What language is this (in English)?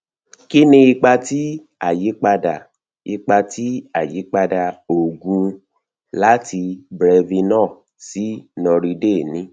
Yoruba